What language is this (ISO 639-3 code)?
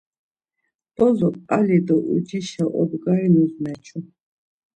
lzz